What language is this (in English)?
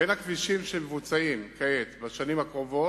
Hebrew